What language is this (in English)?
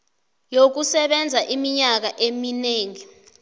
South Ndebele